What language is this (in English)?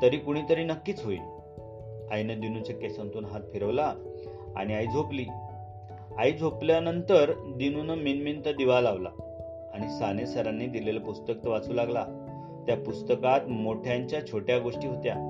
Marathi